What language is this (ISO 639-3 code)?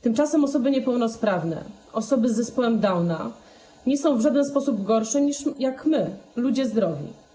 pol